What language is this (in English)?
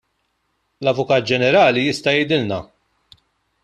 Maltese